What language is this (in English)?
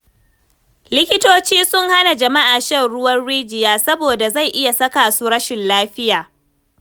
Hausa